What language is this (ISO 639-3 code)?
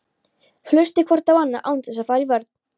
isl